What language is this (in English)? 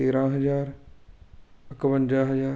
Punjabi